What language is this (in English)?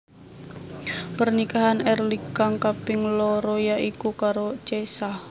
Javanese